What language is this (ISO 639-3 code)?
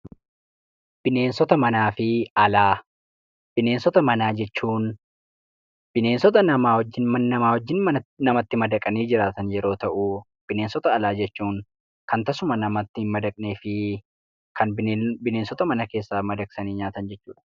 orm